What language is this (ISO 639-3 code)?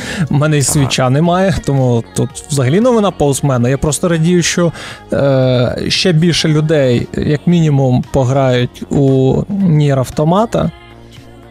ukr